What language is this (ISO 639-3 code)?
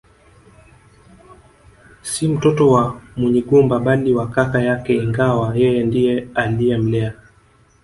swa